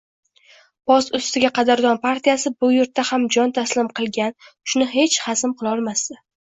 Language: Uzbek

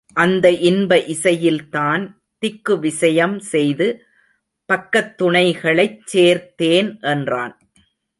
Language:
Tamil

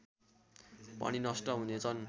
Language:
Nepali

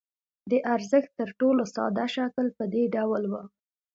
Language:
Pashto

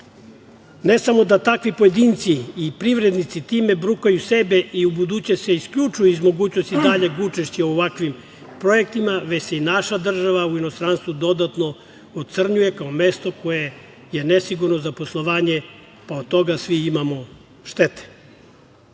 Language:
Serbian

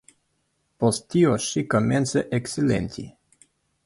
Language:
Esperanto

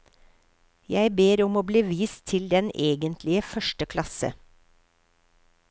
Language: Norwegian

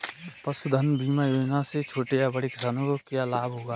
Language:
Hindi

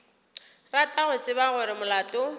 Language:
Northern Sotho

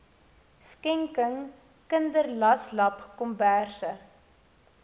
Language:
Afrikaans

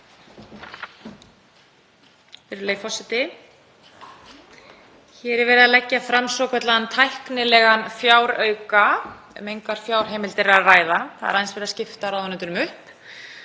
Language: Icelandic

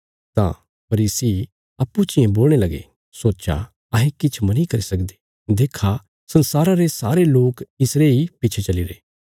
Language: Bilaspuri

